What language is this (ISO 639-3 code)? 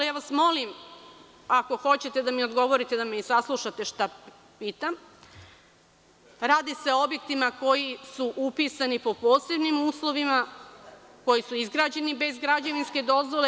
srp